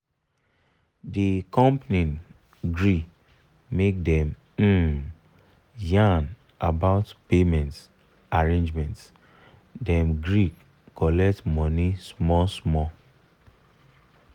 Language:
Nigerian Pidgin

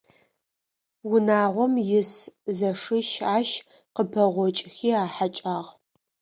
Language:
Adyghe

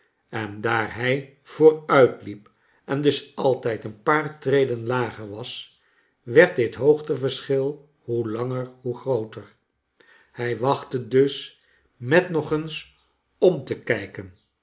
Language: Dutch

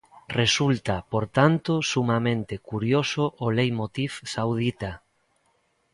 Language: Galician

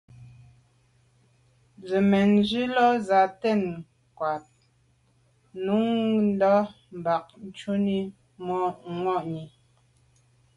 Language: Medumba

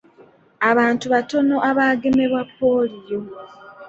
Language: Ganda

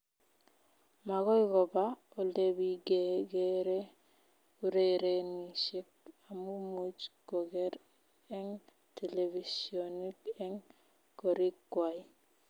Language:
Kalenjin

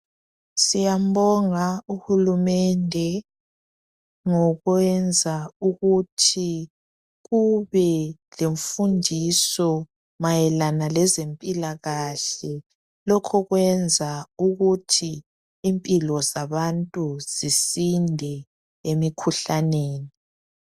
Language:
North Ndebele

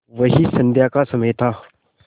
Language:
Hindi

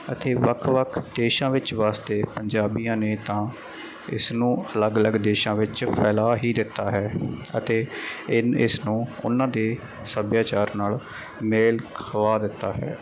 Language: Punjabi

